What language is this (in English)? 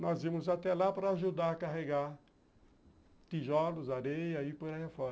Portuguese